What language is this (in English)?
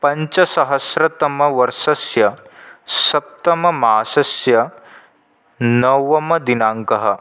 Sanskrit